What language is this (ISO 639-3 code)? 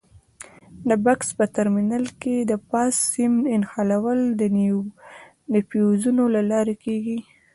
pus